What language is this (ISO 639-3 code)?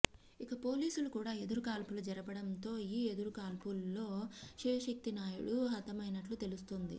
tel